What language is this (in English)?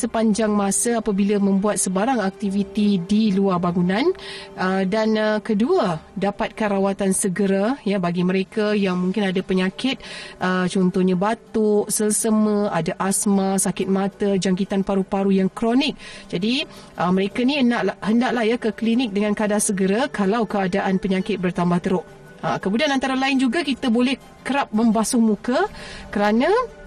Malay